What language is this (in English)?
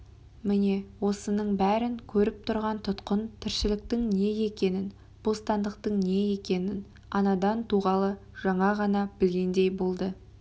Kazakh